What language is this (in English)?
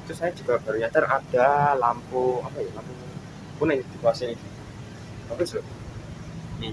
Indonesian